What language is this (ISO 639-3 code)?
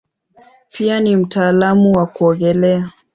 swa